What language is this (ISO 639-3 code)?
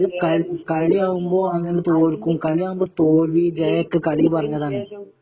mal